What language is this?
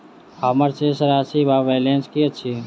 Maithili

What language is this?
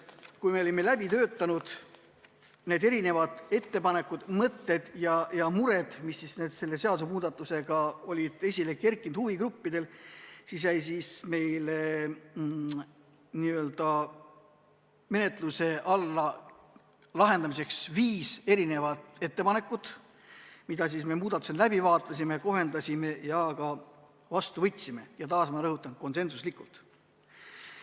Estonian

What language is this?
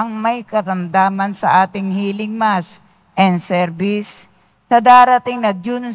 Filipino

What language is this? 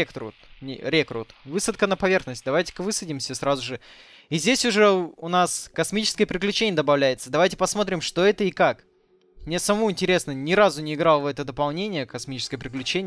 Russian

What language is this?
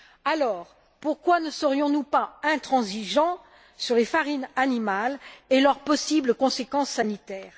French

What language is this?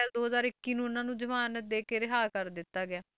Punjabi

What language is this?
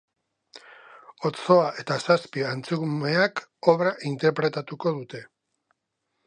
Basque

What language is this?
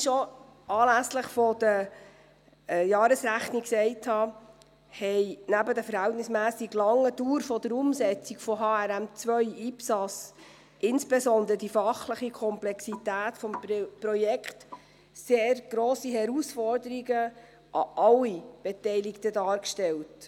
Swiss German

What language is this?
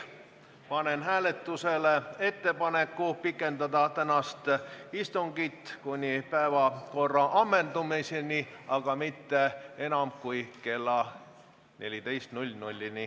Estonian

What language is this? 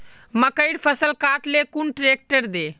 Magahi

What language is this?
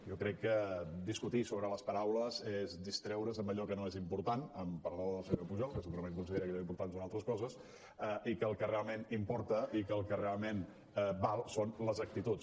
Catalan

